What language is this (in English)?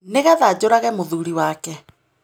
Kikuyu